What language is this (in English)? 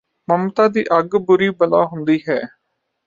Punjabi